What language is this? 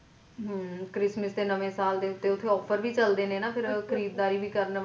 Punjabi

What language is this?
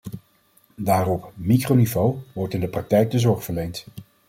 Dutch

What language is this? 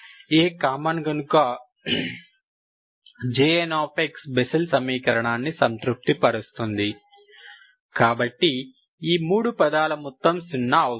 Telugu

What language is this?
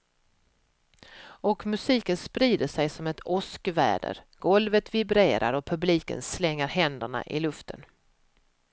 Swedish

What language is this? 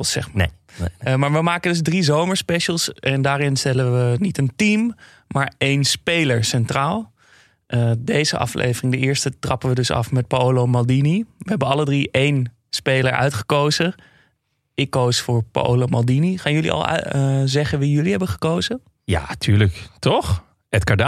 Dutch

